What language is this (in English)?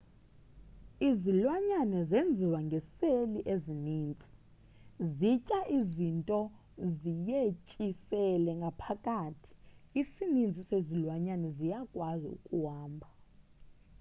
Xhosa